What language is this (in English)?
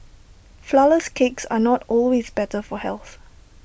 English